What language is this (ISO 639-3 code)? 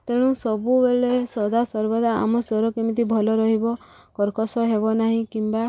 ori